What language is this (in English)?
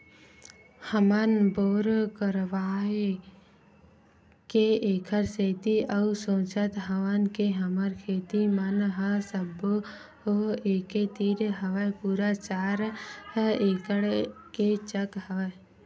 Chhattisgarhi